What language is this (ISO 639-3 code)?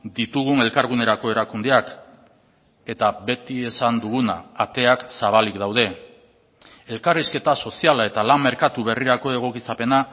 eus